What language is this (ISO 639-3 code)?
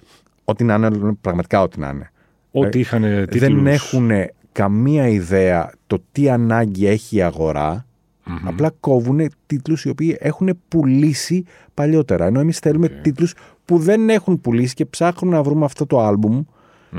ell